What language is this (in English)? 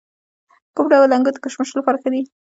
Pashto